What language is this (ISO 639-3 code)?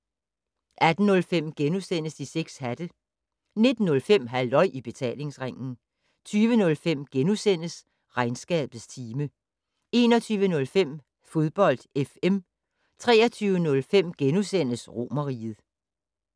dan